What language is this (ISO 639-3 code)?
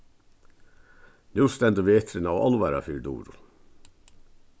fao